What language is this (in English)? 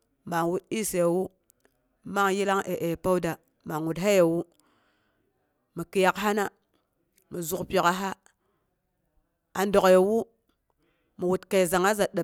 Boghom